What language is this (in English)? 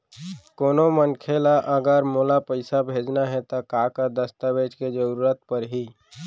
Chhattisgarhi